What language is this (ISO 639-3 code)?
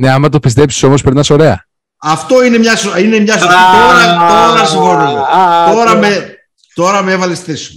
ell